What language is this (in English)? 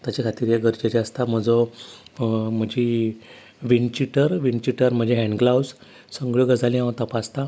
Konkani